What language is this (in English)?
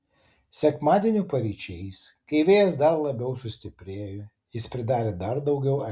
Lithuanian